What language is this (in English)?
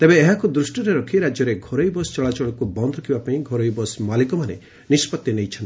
Odia